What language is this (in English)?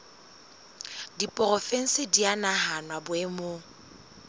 Southern Sotho